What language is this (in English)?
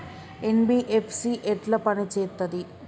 Telugu